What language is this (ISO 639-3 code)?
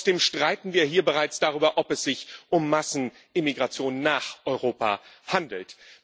deu